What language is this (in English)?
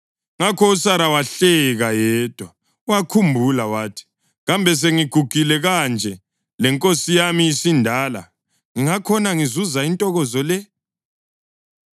North Ndebele